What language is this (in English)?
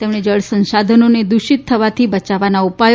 Gujarati